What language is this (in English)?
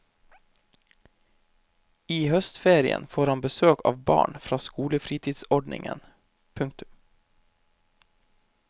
Norwegian